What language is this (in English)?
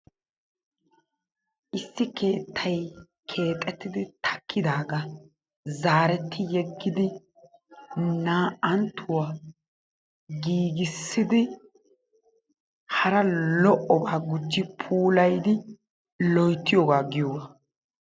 Wolaytta